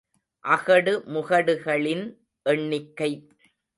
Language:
Tamil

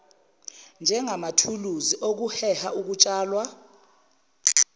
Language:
Zulu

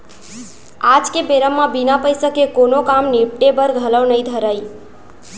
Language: Chhattisgarhi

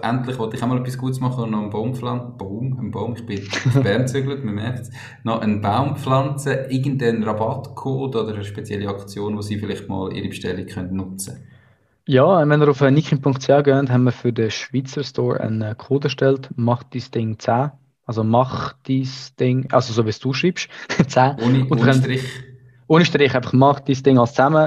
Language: German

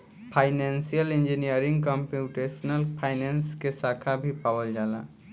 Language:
Bhojpuri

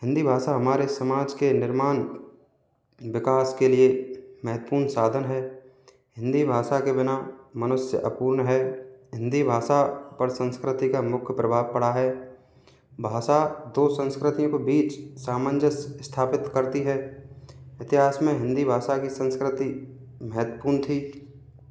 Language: Hindi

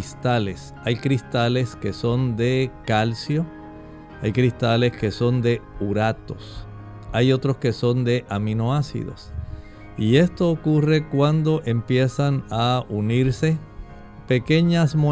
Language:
Spanish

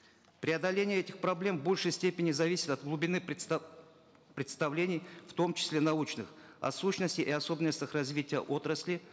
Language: Kazakh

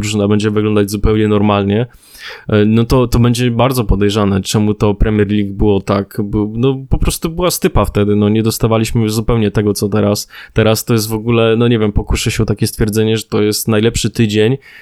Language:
Polish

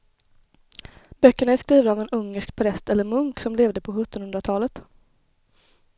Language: Swedish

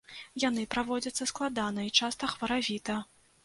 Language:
Belarusian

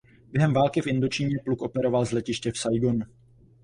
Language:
Czech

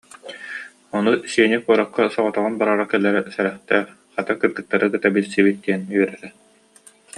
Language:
Yakut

